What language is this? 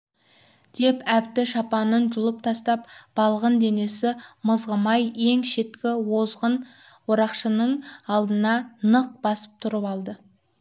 Kazakh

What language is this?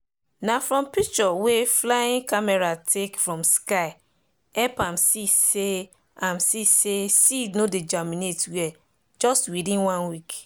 Nigerian Pidgin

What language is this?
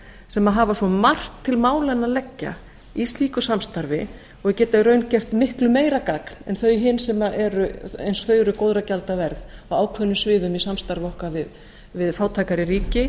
Icelandic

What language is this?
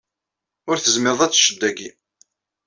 Kabyle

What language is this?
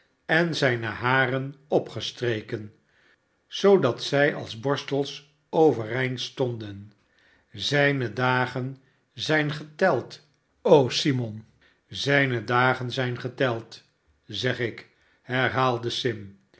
Dutch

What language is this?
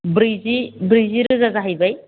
Bodo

